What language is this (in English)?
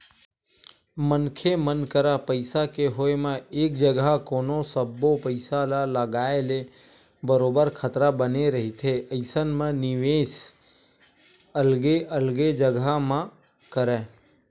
Chhattisgarhi